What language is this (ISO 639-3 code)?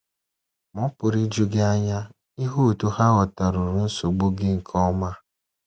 ibo